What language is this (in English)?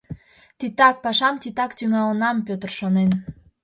Mari